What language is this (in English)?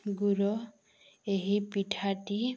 Odia